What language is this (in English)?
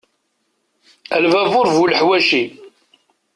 Kabyle